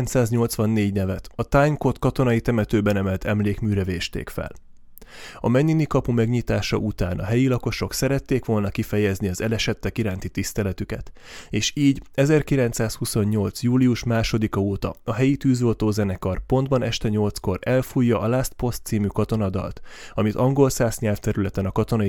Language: Hungarian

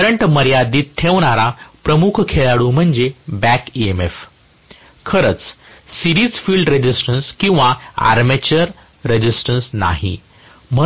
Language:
Marathi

